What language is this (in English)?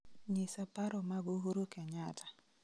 Luo (Kenya and Tanzania)